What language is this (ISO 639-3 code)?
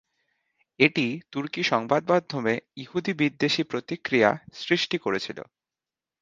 ben